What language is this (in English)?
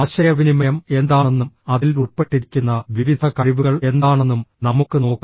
Malayalam